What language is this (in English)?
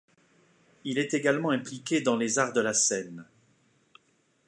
French